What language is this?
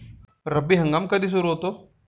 Marathi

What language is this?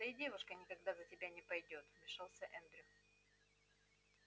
Russian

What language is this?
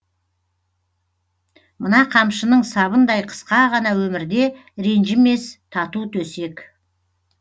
Kazakh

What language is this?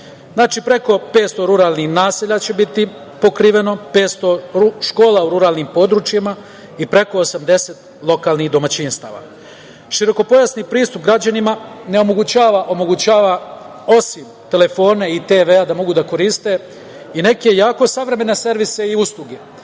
Serbian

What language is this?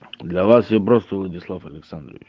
Russian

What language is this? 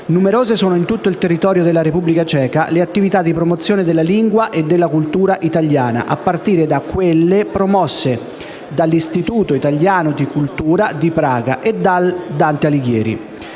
Italian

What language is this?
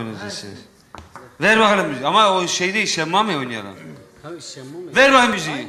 Turkish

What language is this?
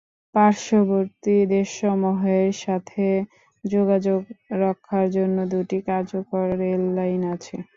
Bangla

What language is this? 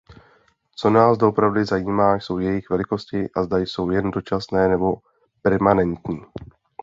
Czech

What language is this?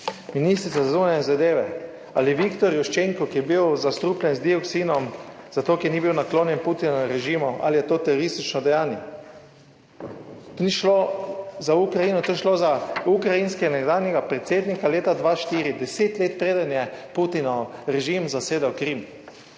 Slovenian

